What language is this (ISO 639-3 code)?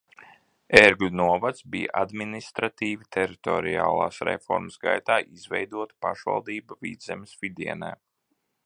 lav